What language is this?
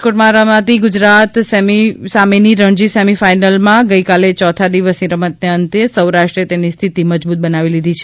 Gujarati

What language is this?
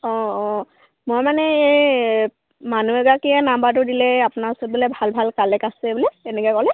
Assamese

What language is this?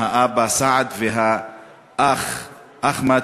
Hebrew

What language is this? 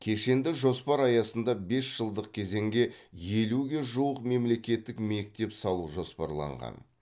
Kazakh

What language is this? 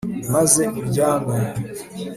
Kinyarwanda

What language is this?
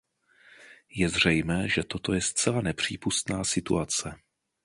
Czech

